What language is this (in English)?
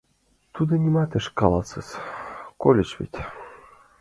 Mari